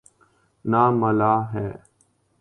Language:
Urdu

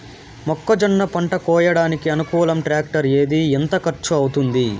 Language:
Telugu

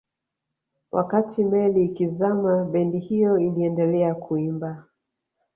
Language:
Swahili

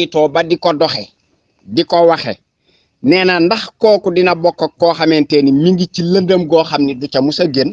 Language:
Indonesian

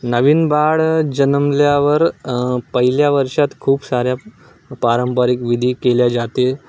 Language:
Marathi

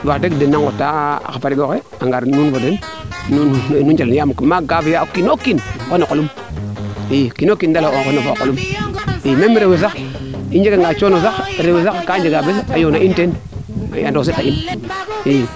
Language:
Serer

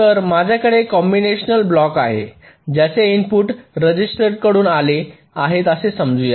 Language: Marathi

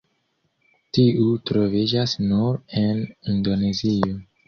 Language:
Esperanto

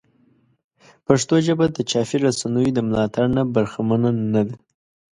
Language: Pashto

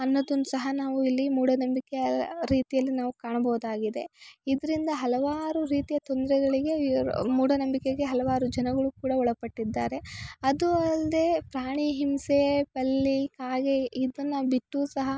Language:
Kannada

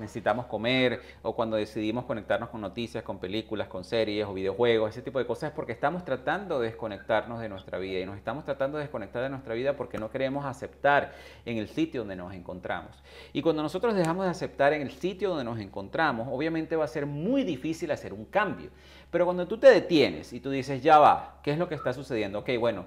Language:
Spanish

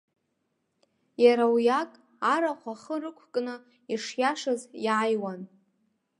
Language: Abkhazian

